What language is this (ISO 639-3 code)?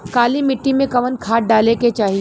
bho